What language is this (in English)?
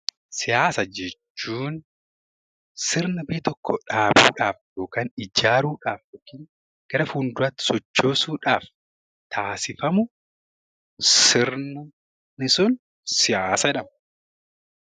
Oromo